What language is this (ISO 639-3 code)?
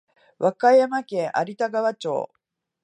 jpn